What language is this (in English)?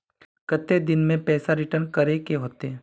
Magahi